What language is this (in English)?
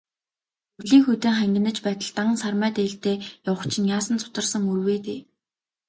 Mongolian